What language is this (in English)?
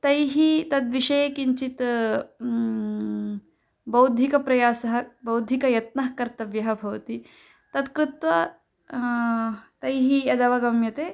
Sanskrit